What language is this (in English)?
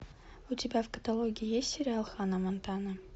Russian